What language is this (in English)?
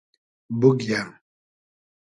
Hazaragi